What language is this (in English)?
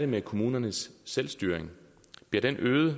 Danish